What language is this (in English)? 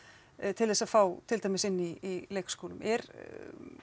Icelandic